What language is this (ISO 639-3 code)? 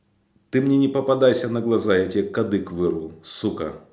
rus